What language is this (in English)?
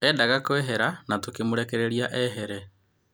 Kikuyu